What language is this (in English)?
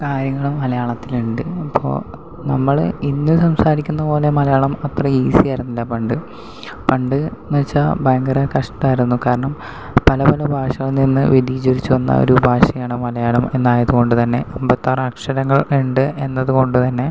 Malayalam